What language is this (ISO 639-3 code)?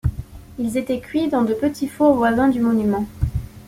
fra